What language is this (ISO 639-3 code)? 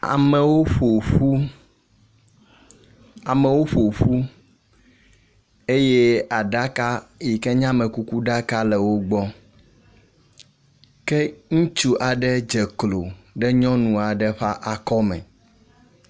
ewe